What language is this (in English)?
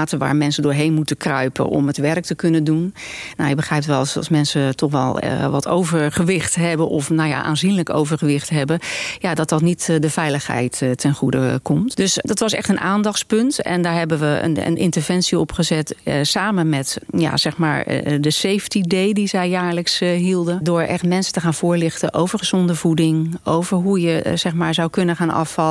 Dutch